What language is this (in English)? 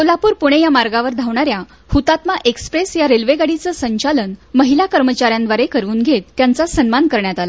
Marathi